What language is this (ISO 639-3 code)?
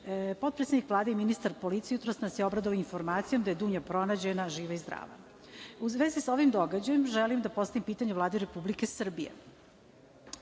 srp